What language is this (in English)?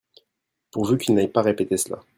French